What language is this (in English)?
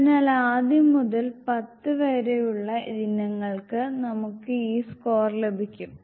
Malayalam